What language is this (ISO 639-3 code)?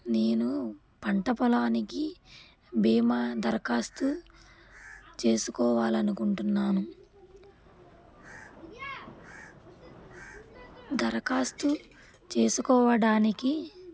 tel